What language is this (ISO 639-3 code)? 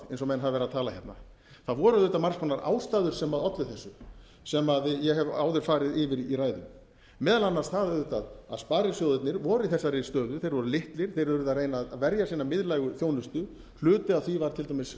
isl